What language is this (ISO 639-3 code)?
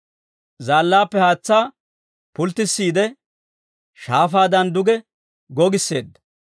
dwr